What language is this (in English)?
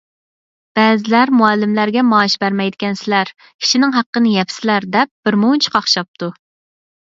Uyghur